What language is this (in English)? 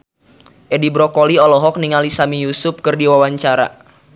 Sundanese